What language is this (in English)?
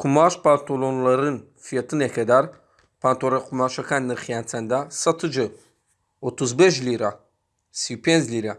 Turkish